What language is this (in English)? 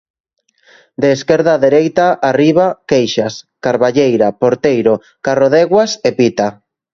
Galician